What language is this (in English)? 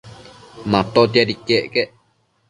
Matsés